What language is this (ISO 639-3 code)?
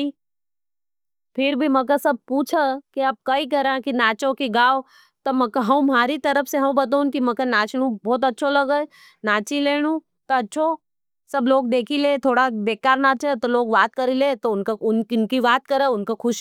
noe